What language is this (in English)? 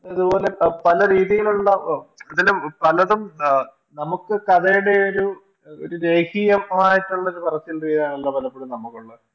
Malayalam